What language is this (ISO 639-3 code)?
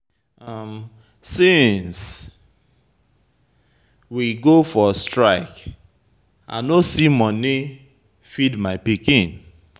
pcm